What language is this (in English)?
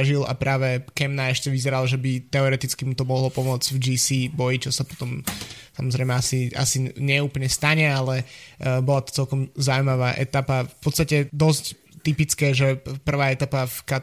Slovak